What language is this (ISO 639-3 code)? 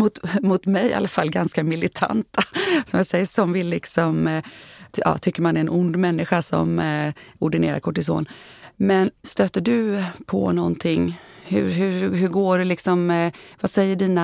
swe